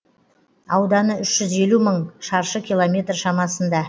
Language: Kazakh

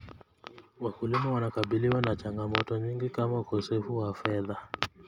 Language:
Kalenjin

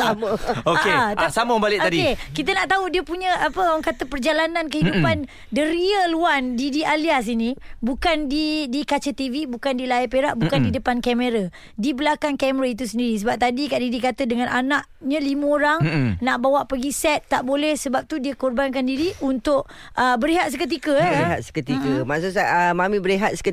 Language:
Malay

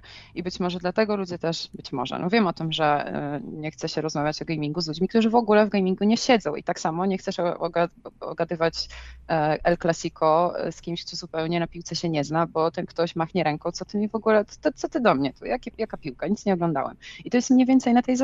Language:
Polish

